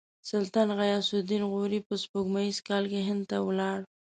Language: Pashto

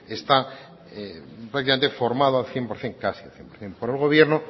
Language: Spanish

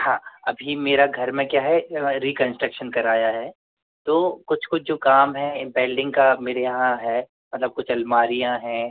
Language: Hindi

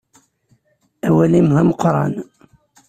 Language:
Kabyle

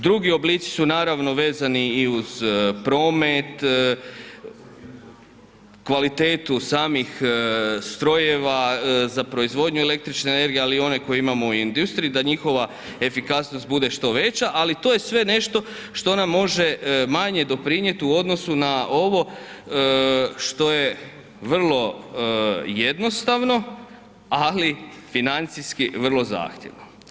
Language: Croatian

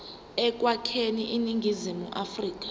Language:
Zulu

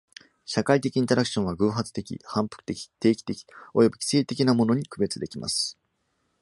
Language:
Japanese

